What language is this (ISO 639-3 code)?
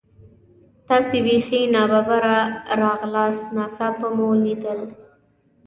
pus